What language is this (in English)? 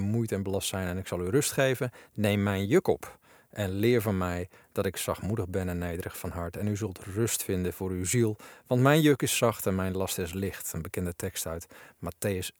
Dutch